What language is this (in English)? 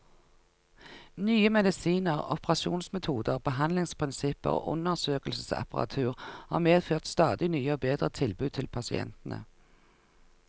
Norwegian